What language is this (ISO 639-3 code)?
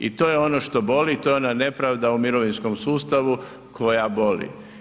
hrv